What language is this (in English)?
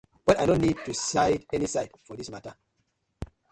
Nigerian Pidgin